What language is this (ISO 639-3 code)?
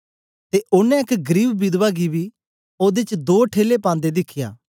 doi